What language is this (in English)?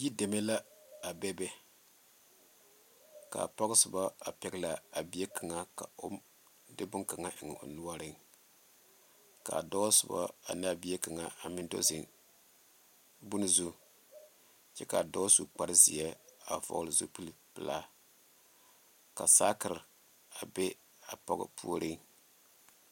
Southern Dagaare